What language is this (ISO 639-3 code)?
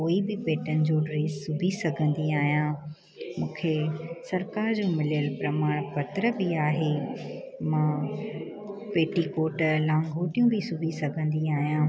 snd